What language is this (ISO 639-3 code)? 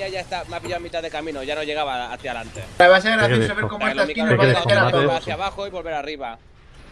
spa